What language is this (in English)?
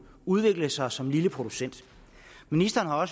Danish